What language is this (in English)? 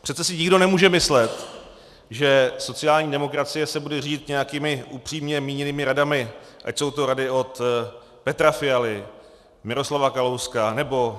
Czech